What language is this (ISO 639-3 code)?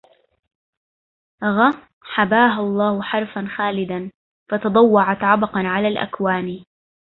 ara